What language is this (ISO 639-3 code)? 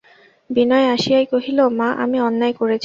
ben